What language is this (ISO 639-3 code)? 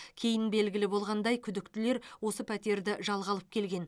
kaz